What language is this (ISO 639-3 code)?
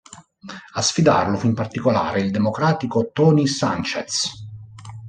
ita